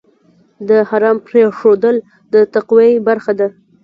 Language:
Pashto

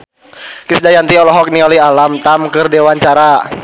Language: Sundanese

